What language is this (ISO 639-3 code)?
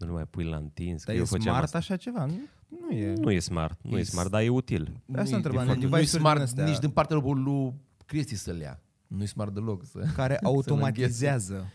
ron